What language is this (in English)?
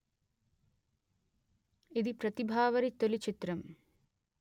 Telugu